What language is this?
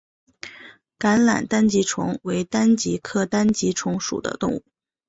Chinese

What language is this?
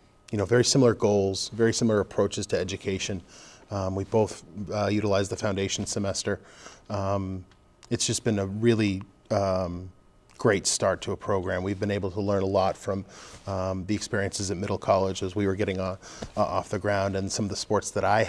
English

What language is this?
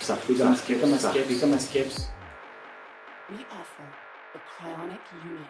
Greek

